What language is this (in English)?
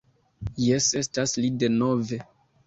Esperanto